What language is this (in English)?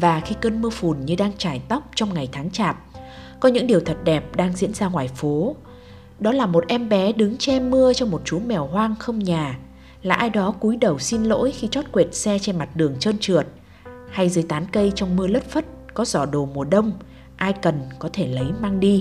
Vietnamese